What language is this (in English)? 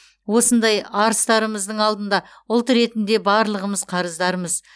Kazakh